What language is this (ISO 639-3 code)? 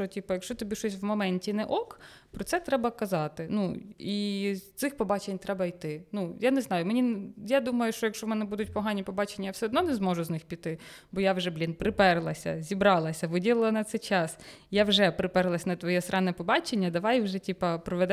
ukr